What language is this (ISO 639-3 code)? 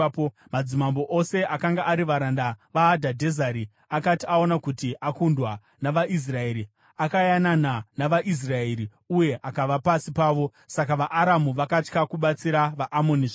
sna